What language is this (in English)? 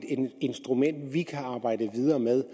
Danish